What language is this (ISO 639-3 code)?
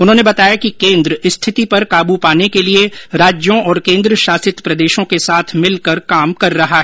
hin